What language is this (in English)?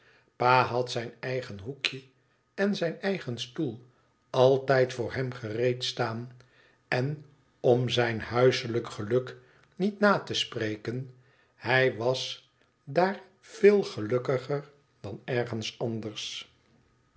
Dutch